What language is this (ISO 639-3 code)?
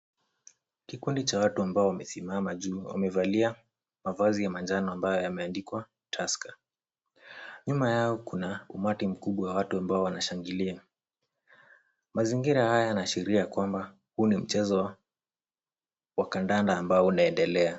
swa